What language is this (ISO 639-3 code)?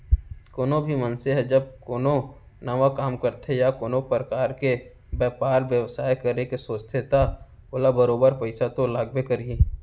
hne